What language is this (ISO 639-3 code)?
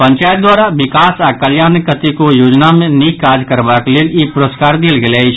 mai